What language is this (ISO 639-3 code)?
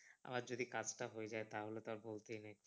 ben